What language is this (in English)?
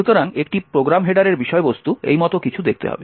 Bangla